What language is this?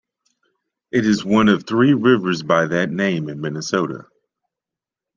English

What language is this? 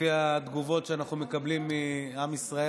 Hebrew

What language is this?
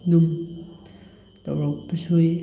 Manipuri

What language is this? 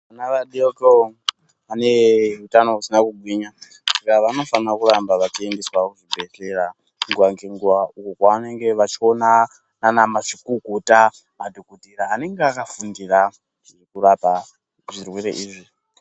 Ndau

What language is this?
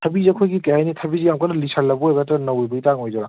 Manipuri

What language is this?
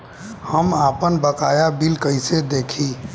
Bhojpuri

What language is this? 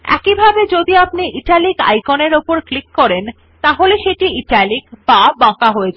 Bangla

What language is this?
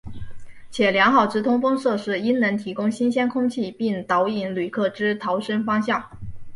Chinese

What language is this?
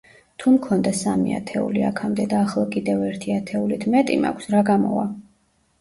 Georgian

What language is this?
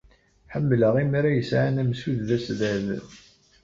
Kabyle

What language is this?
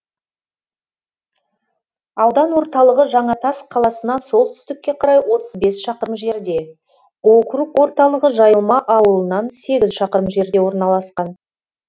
Kazakh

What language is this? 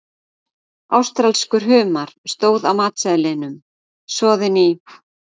Icelandic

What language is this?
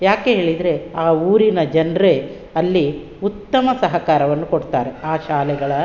Kannada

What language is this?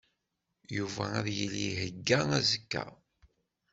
Kabyle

